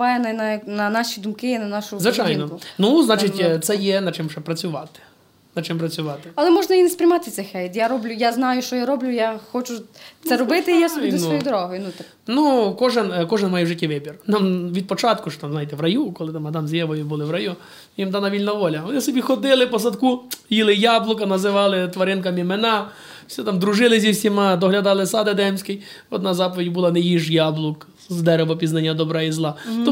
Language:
Ukrainian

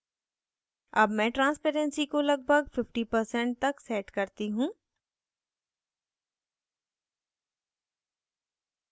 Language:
Hindi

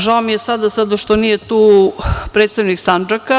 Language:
Serbian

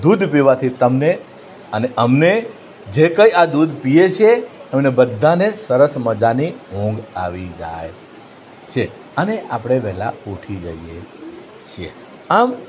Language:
Gujarati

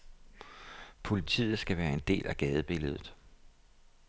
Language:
Danish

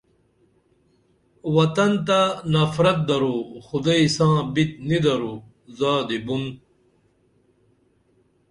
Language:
Dameli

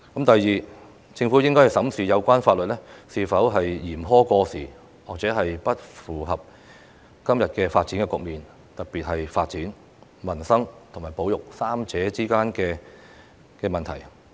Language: Cantonese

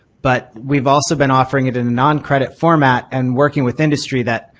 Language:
English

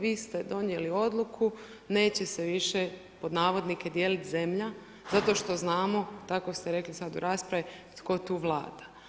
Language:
Croatian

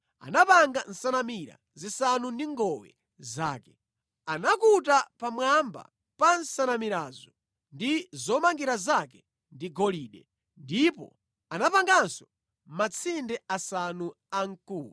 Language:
Nyanja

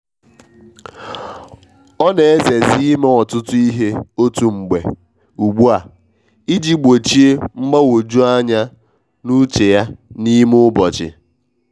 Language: Igbo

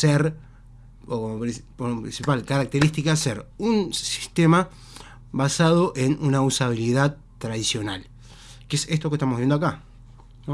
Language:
Spanish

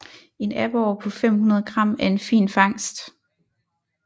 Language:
Danish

